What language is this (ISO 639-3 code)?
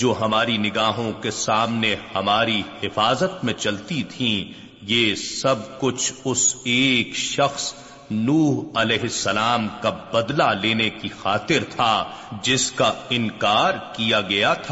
urd